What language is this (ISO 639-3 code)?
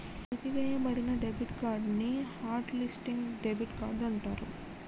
tel